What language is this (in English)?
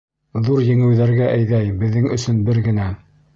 Bashkir